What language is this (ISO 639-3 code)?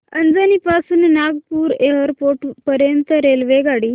mar